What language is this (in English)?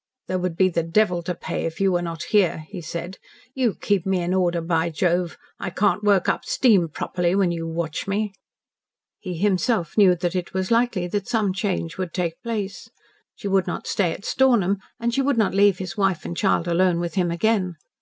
English